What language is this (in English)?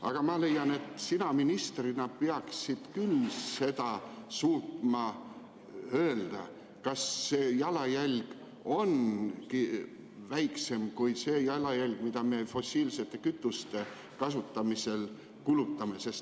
Estonian